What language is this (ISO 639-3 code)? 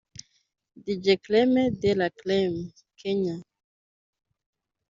kin